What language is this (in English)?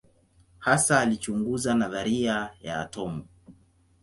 Swahili